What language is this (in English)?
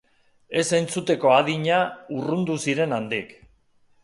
Basque